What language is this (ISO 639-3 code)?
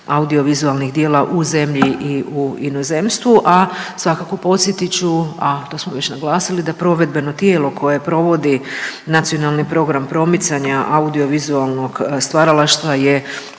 hrv